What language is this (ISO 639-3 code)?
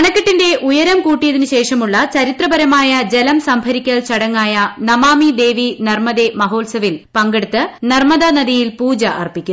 mal